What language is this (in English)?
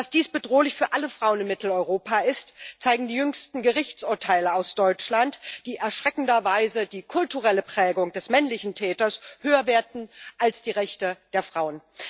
German